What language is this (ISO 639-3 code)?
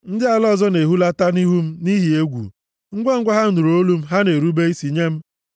ibo